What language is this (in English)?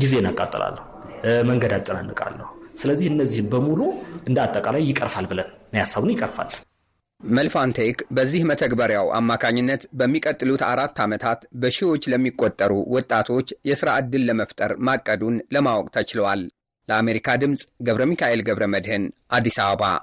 Amharic